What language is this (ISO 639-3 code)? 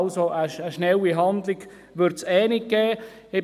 gsw